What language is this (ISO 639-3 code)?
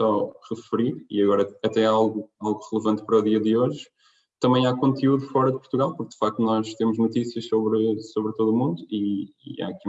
por